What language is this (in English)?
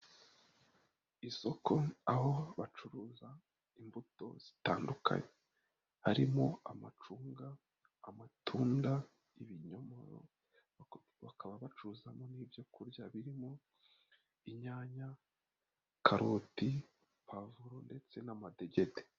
Kinyarwanda